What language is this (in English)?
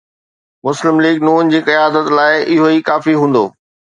Sindhi